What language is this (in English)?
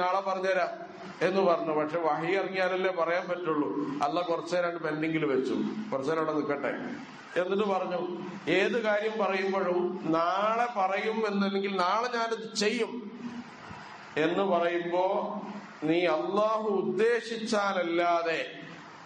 Arabic